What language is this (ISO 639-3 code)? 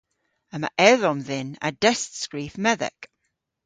cor